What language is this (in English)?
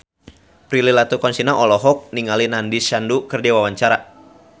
Sundanese